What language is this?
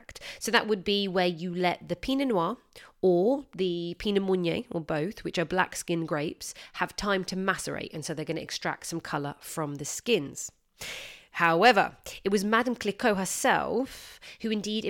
English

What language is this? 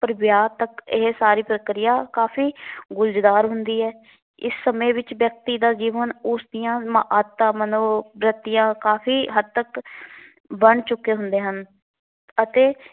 Punjabi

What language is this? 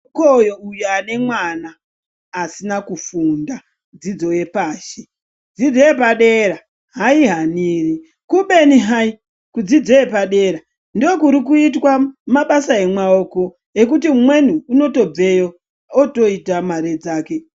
Ndau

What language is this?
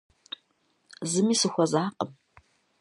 Kabardian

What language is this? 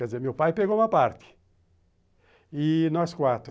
Portuguese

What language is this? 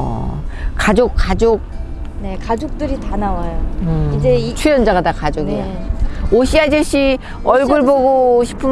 Korean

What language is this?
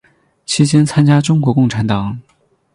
Chinese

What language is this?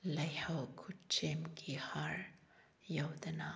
Manipuri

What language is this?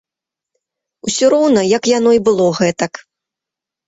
Belarusian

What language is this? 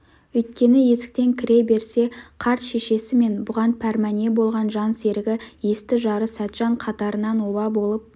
Kazakh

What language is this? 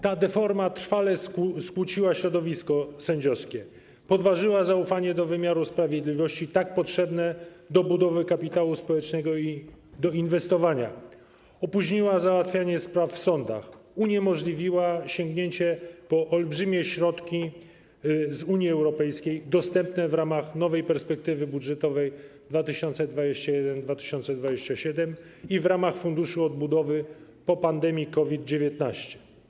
Polish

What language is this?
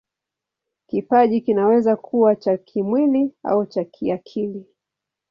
Swahili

